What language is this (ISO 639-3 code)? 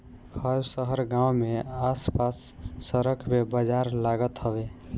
bho